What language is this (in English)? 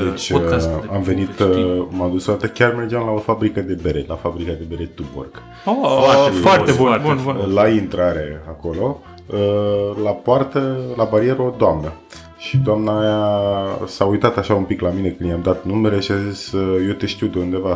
Romanian